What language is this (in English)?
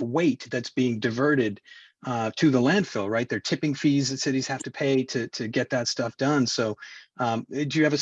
English